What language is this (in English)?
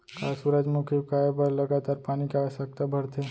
Chhattisgarhi